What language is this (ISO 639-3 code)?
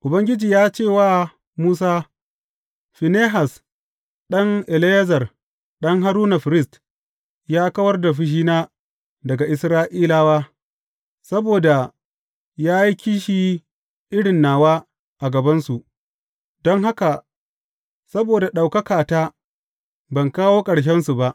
hau